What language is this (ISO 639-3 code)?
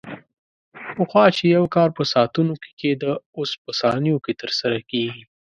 pus